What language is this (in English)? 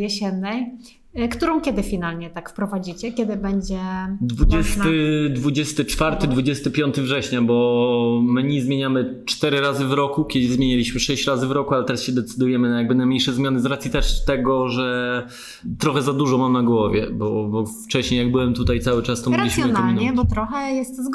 Polish